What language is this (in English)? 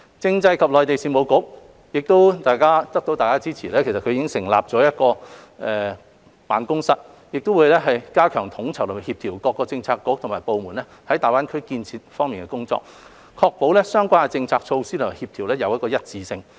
Cantonese